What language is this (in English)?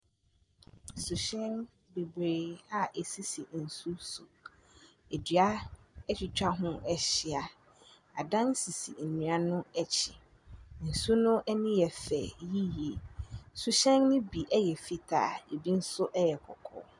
Akan